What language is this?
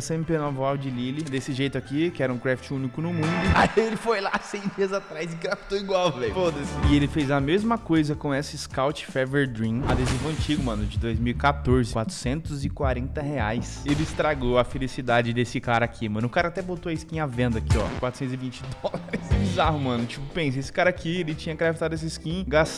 Portuguese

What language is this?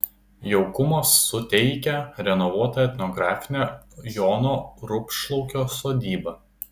Lithuanian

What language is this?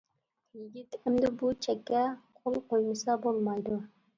Uyghur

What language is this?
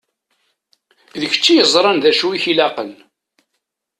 Kabyle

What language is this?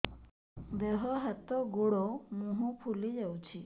Odia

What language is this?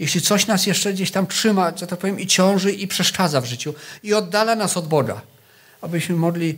Polish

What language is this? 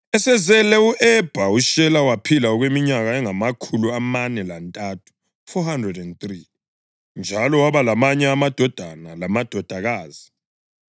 North Ndebele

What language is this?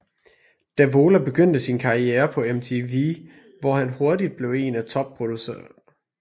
Danish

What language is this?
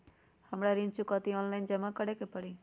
Magahi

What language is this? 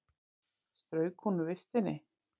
Icelandic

